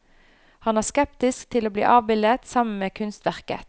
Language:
Norwegian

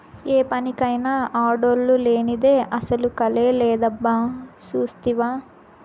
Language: Telugu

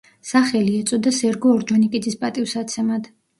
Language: Georgian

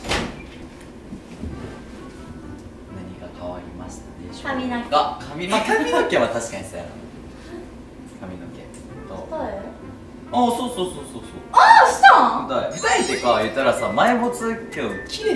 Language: Japanese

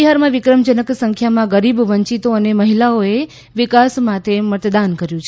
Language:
Gujarati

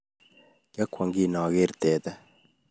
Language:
Kalenjin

